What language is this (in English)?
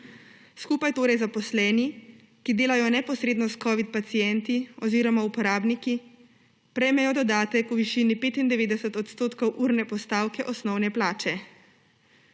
Slovenian